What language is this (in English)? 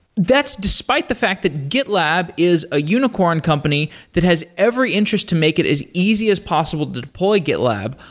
English